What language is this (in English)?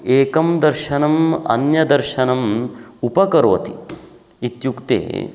Sanskrit